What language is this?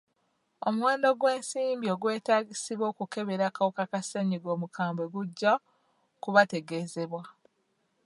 Ganda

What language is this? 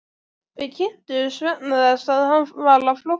Icelandic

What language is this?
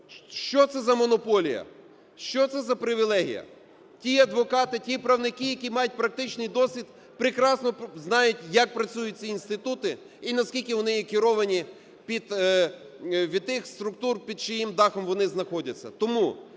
Ukrainian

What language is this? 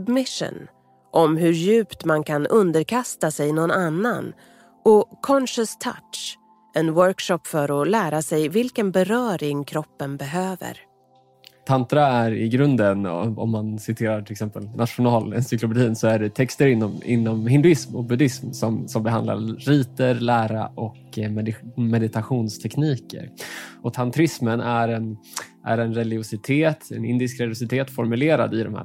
Swedish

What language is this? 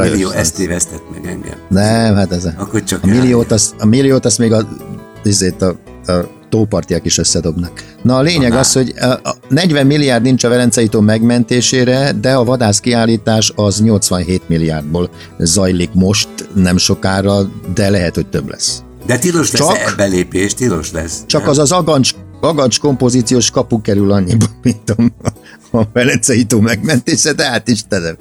Hungarian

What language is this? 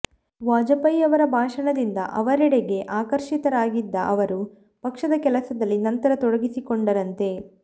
Kannada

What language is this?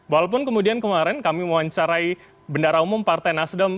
Indonesian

